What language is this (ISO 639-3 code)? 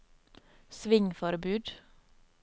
nor